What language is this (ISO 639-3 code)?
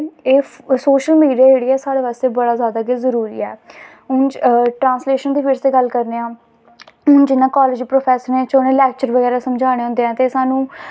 doi